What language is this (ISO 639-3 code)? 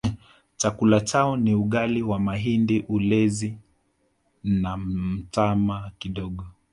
swa